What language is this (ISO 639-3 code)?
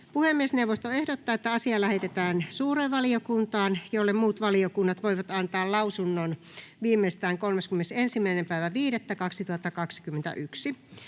fin